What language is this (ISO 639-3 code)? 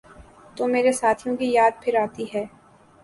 urd